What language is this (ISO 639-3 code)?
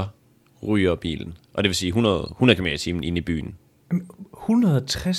dan